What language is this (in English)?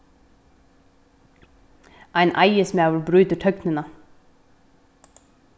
Faroese